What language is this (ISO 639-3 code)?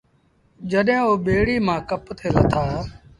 sbn